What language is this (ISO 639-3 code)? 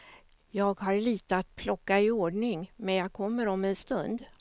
swe